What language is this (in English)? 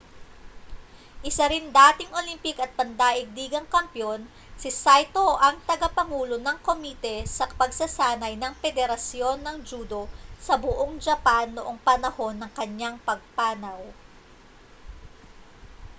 Filipino